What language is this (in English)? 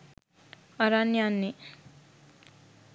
Sinhala